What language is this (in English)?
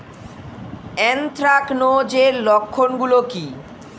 Bangla